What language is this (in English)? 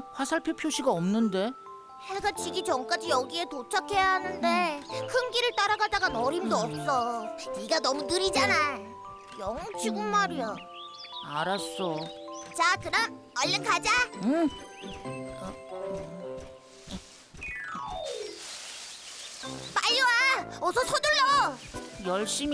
Korean